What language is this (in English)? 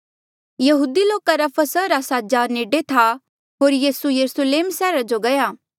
Mandeali